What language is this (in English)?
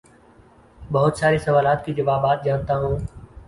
Urdu